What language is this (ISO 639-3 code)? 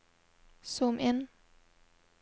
nor